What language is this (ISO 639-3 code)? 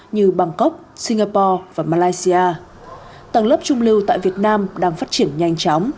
vie